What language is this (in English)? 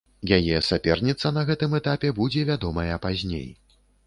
Belarusian